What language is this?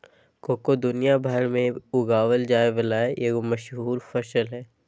Magahi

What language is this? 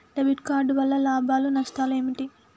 Telugu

